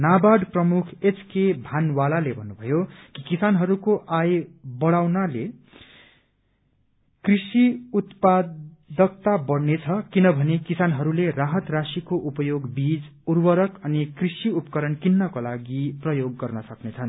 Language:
Nepali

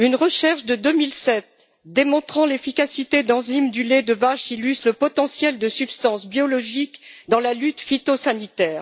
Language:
French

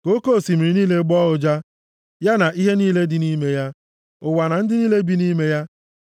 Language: Igbo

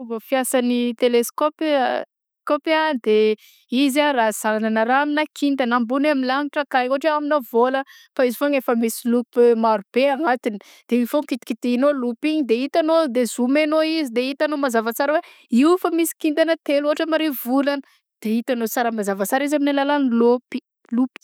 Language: Southern Betsimisaraka Malagasy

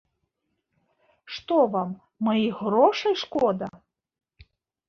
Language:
Belarusian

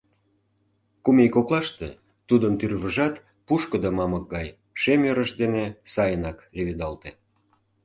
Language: Mari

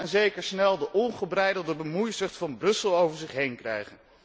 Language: Dutch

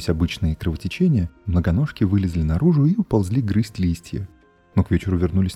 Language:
Russian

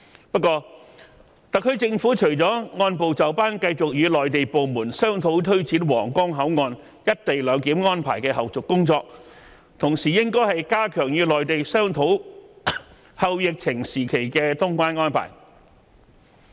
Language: Cantonese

